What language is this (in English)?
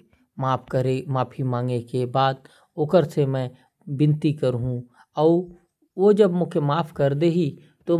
Korwa